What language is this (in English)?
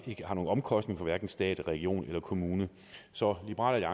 Danish